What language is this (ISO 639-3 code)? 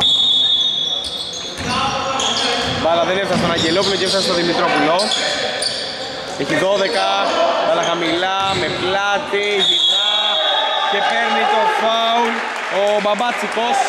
ell